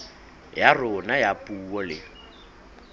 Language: Southern Sotho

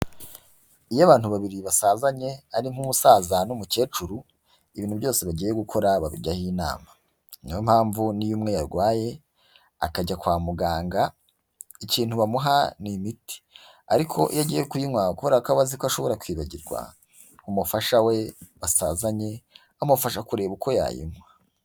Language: Kinyarwanda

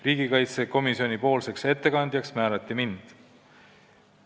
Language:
Estonian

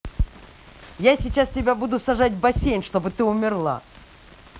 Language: Russian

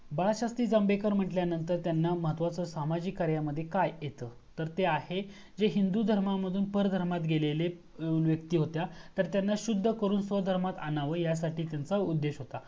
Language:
Marathi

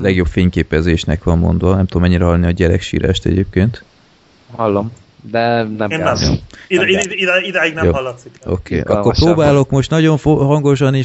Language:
Hungarian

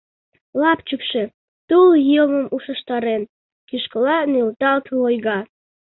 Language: Mari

